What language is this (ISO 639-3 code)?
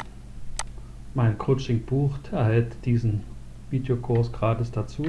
deu